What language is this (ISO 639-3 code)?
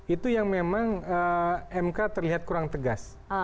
ind